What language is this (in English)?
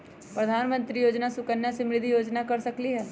Magahi